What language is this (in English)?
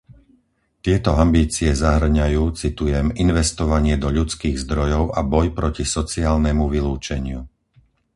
Slovak